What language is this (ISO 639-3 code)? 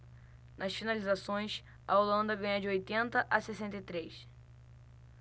por